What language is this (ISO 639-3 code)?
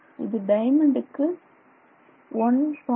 tam